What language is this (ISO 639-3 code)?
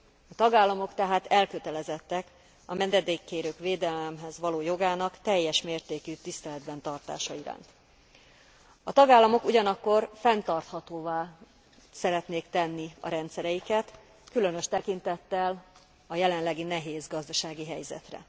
hun